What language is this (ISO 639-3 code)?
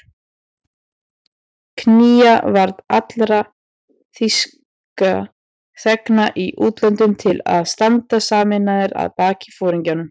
isl